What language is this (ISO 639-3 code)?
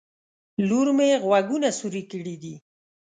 pus